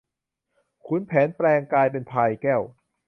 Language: Thai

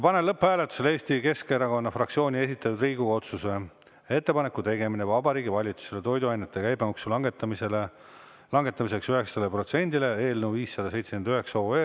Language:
Estonian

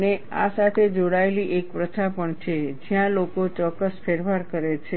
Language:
Gujarati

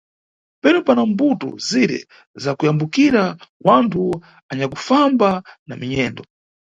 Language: Nyungwe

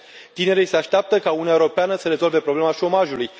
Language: Romanian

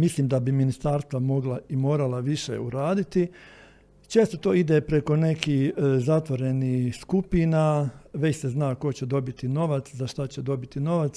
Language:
Croatian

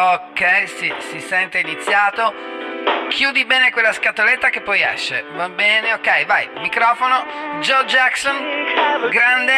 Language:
Italian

